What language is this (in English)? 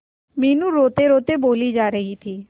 Hindi